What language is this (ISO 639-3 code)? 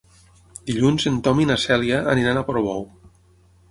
cat